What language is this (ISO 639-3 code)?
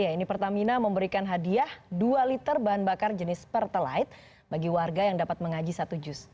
ind